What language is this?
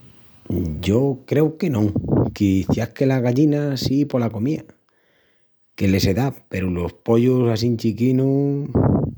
Extremaduran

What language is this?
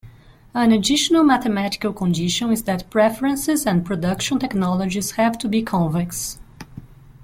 English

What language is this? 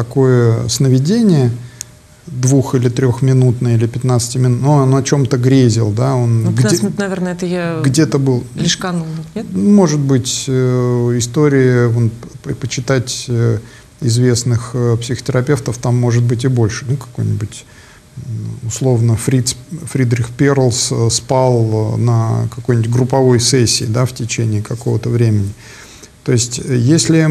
Russian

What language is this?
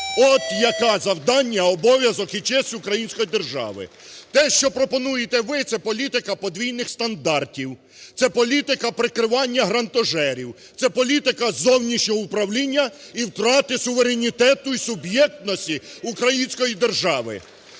Ukrainian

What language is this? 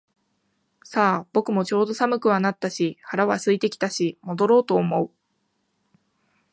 Japanese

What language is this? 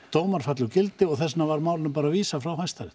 Icelandic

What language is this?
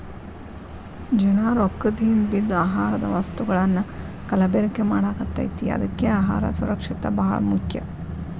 Kannada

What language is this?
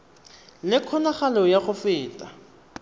Tswana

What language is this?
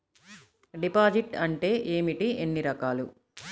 Telugu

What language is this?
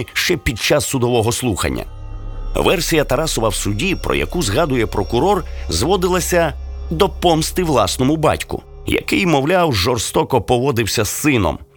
Ukrainian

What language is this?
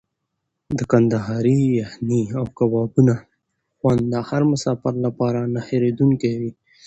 Pashto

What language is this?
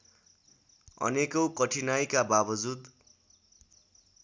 Nepali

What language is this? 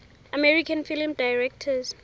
Southern Sotho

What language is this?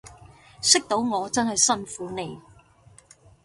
Cantonese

